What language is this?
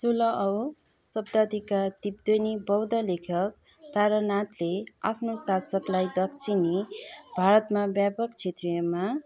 Nepali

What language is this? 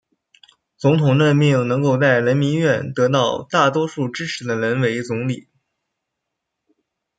Chinese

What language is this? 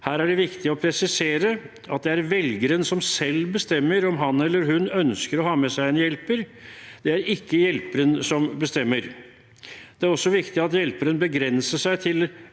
Norwegian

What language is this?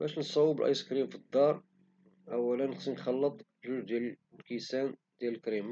Moroccan Arabic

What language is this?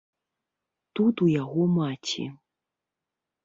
Belarusian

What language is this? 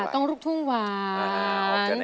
Thai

